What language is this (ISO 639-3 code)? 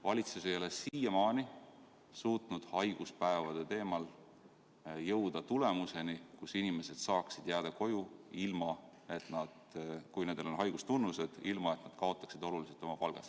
est